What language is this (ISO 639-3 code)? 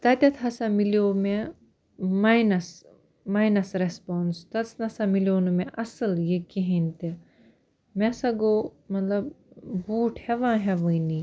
kas